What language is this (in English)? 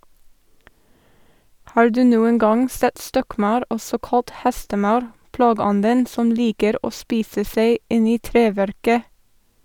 Norwegian